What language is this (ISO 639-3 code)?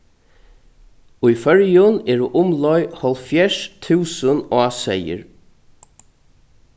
fao